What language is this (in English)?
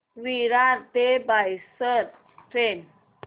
Marathi